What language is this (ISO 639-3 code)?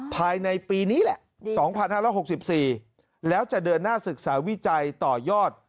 tha